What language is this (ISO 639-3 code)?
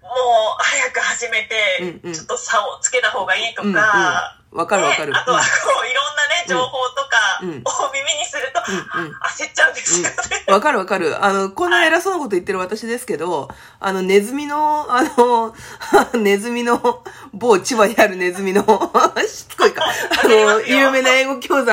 jpn